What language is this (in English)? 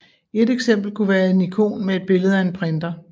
Danish